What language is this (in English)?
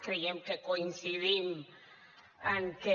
Catalan